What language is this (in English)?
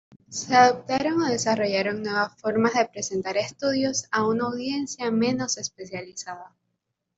Spanish